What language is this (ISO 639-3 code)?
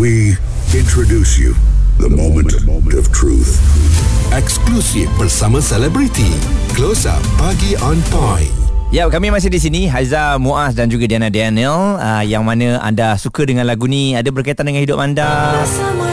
msa